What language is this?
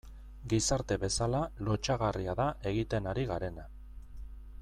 Basque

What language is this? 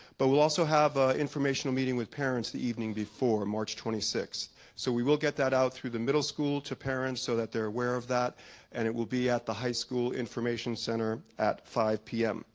English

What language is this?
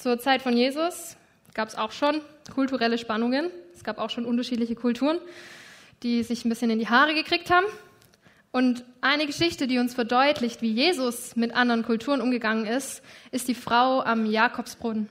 German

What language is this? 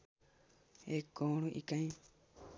Nepali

